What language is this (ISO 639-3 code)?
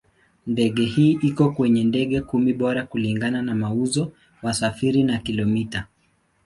swa